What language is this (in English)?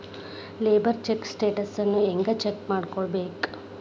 Kannada